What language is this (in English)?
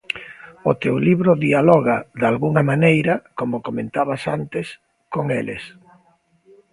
Galician